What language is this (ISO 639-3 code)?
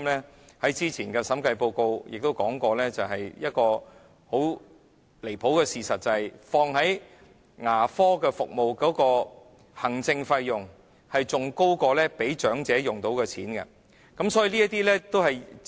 yue